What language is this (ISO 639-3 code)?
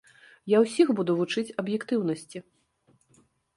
bel